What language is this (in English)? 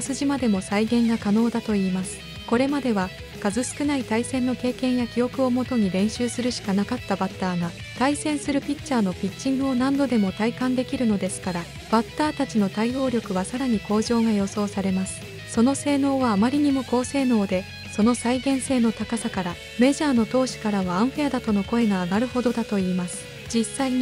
Japanese